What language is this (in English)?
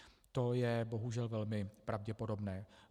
Czech